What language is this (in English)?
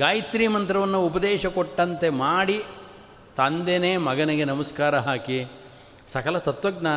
Kannada